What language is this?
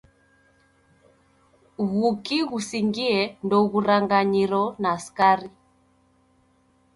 Taita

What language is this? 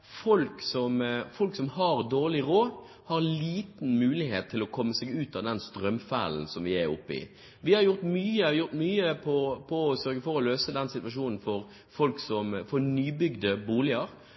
Norwegian Bokmål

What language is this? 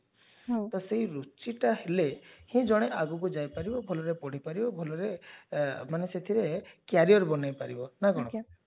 Odia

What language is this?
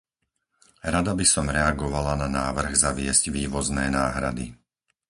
Slovak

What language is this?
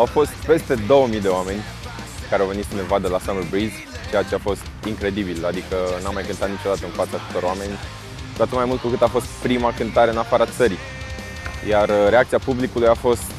Romanian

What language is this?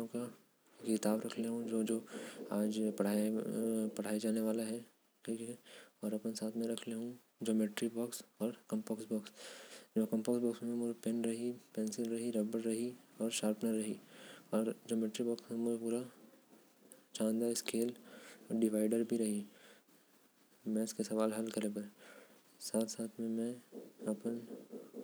Korwa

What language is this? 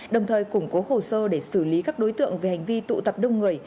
Vietnamese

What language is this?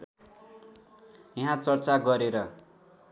Nepali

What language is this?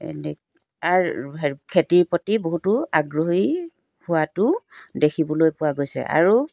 Assamese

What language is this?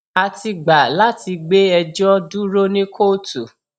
Yoruba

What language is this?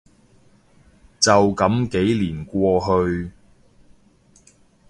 Cantonese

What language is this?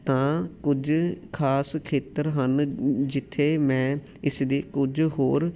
Punjabi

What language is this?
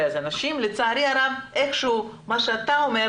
Hebrew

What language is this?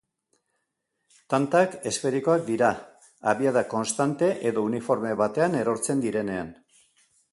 Basque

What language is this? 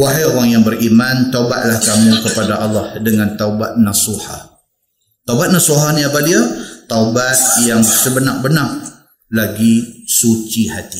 Malay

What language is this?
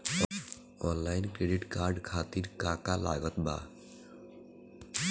Bhojpuri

